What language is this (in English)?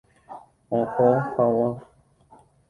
Guarani